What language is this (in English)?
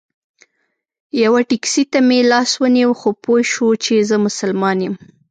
Pashto